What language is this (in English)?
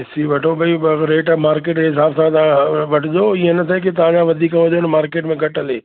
Sindhi